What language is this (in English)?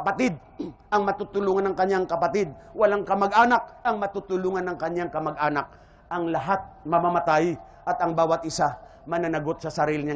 Filipino